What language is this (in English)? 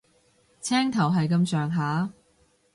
Cantonese